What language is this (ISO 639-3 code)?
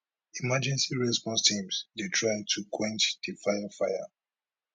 pcm